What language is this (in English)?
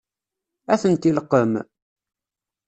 Kabyle